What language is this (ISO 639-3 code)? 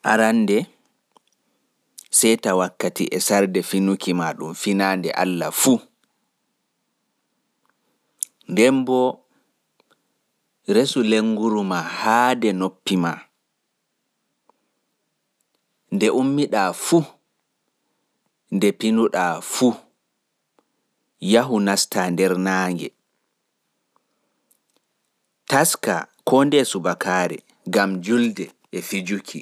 ful